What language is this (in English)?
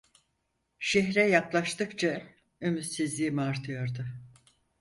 Turkish